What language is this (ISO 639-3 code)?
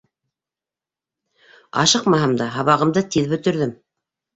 bak